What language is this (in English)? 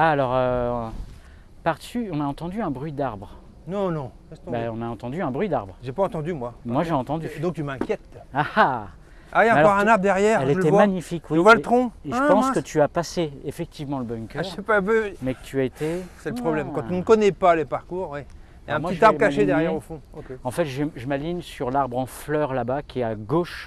French